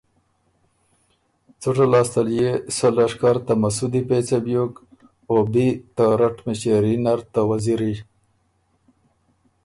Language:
Ormuri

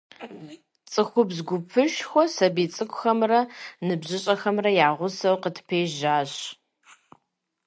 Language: Kabardian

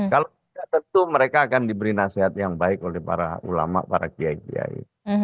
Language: Indonesian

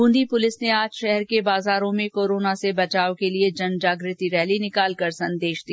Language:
Hindi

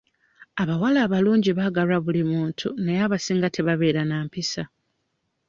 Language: Ganda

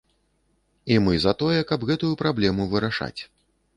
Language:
Belarusian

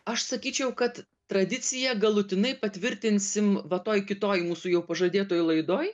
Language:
Lithuanian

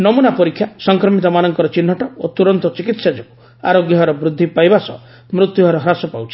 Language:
Odia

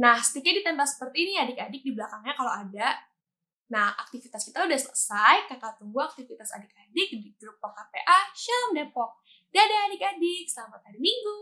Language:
Indonesian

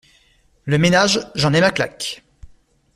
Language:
French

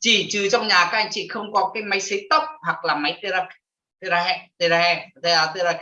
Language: Vietnamese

